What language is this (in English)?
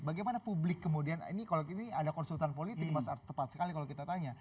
Indonesian